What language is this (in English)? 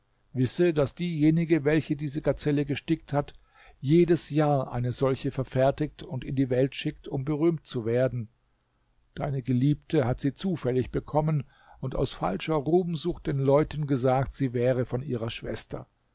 German